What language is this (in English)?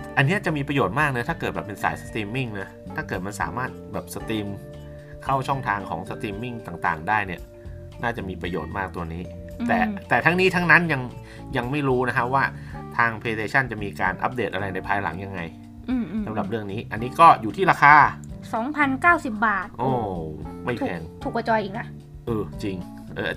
Thai